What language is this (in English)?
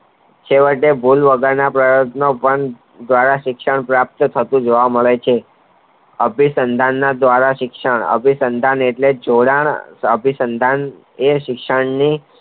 Gujarati